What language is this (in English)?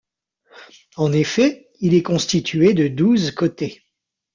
French